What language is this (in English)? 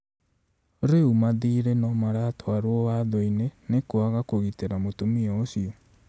Kikuyu